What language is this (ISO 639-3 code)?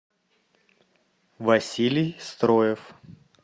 rus